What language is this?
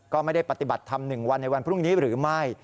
Thai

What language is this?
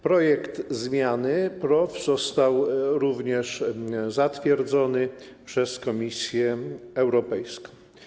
Polish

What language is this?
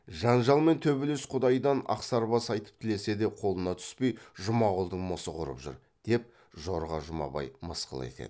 Kazakh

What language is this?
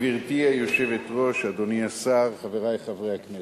Hebrew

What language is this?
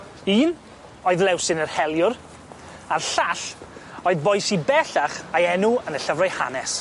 Welsh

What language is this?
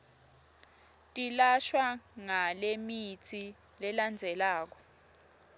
Swati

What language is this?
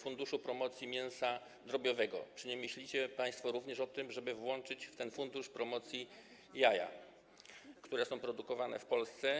Polish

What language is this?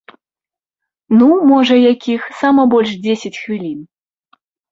Belarusian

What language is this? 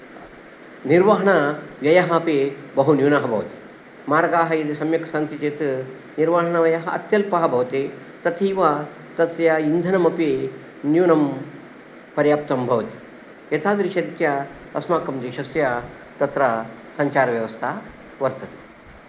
Sanskrit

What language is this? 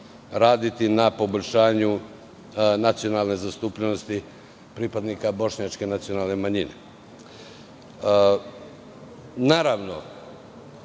Serbian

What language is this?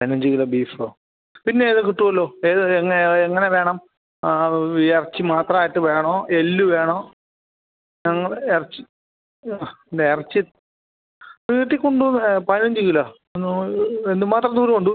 Malayalam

